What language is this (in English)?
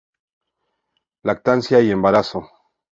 Spanish